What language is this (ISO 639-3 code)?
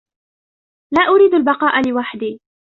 ara